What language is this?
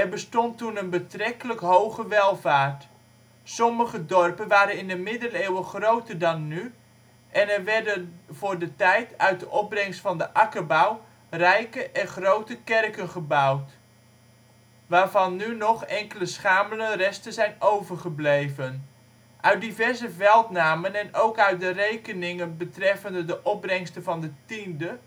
Dutch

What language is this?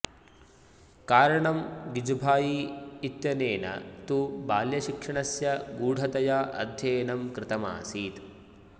Sanskrit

